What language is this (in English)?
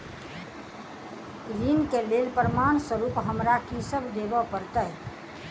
Maithili